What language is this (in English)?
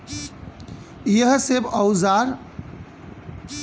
Bhojpuri